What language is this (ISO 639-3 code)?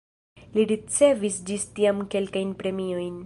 epo